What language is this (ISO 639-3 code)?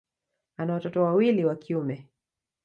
swa